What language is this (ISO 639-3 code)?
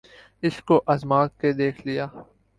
urd